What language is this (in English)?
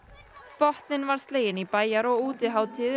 Icelandic